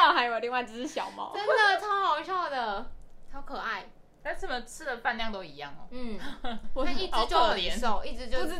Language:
Chinese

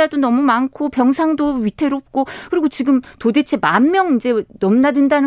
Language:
Korean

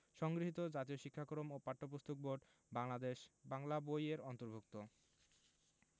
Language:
Bangla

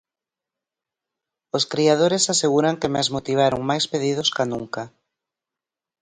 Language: Galician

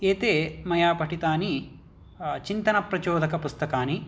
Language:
Sanskrit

